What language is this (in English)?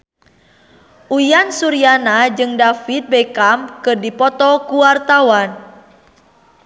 Sundanese